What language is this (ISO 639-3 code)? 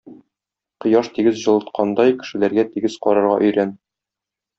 tat